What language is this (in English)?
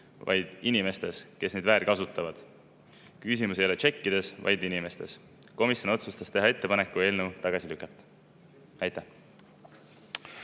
Estonian